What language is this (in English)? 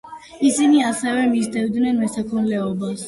Georgian